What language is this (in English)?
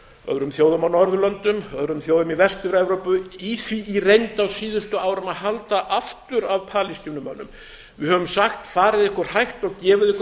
Icelandic